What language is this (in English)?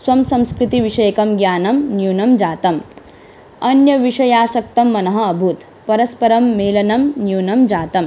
Sanskrit